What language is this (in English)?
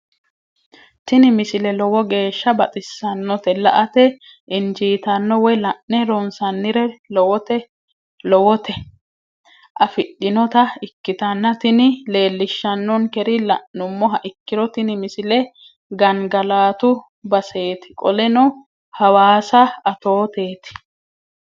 Sidamo